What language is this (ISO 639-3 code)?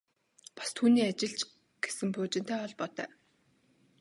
mon